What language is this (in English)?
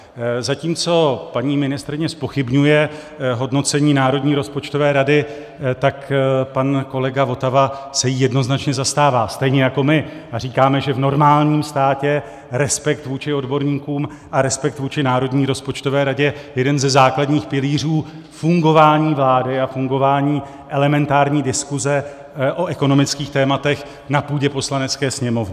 Czech